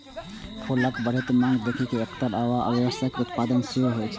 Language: Maithili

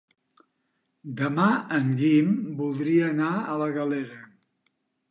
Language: Catalan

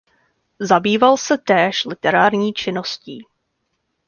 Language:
Czech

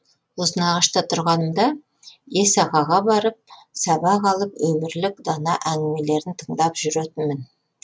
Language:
Kazakh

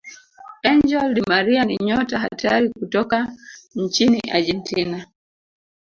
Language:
Swahili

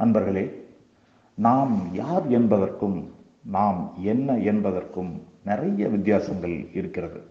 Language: Tamil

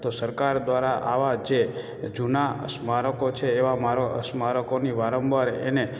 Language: Gujarati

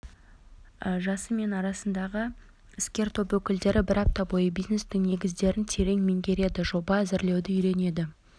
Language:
Kazakh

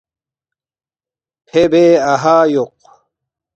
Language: Balti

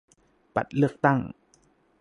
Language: Thai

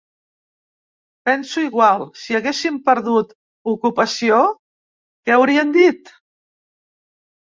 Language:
Catalan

